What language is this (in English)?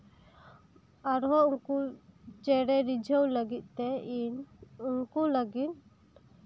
Santali